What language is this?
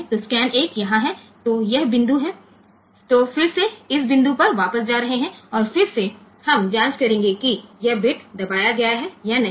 Gujarati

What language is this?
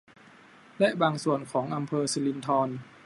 Thai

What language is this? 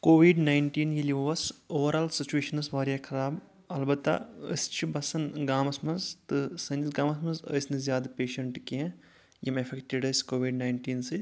Kashmiri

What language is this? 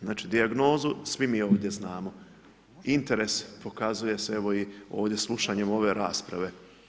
Croatian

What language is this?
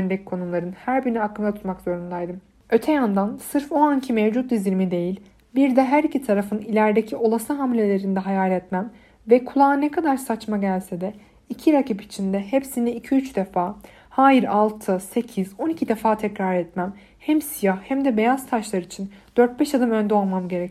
Turkish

